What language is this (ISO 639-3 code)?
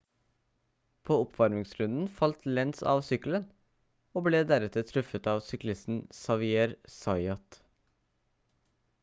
nob